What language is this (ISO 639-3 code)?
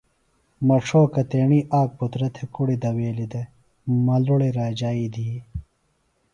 phl